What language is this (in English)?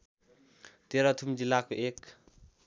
Nepali